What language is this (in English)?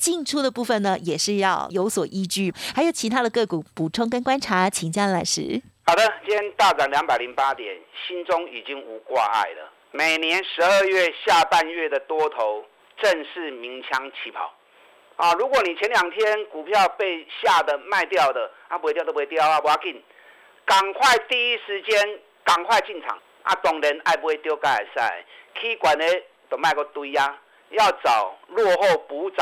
Chinese